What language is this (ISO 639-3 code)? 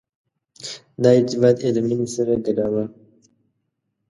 pus